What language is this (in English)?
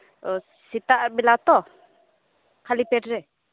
Santali